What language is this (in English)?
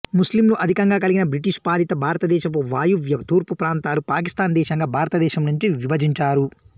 Telugu